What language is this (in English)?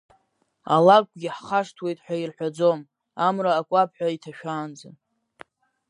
Abkhazian